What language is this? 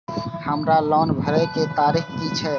Maithili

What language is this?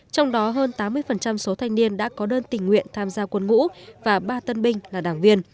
Vietnamese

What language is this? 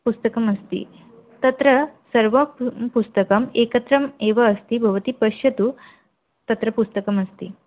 Sanskrit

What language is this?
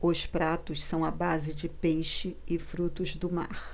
Portuguese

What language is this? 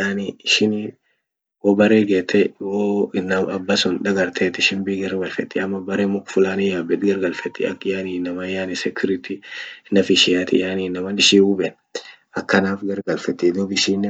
Orma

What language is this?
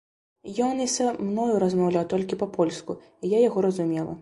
Belarusian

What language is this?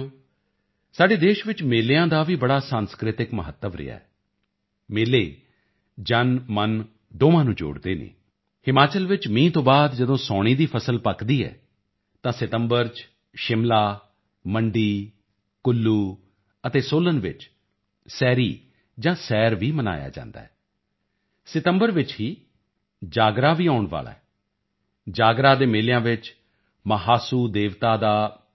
Punjabi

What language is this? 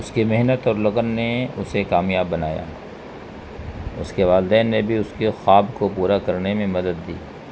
Urdu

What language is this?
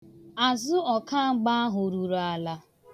Igbo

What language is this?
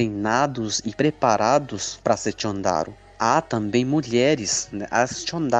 Portuguese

